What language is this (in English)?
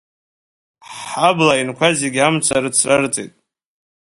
Abkhazian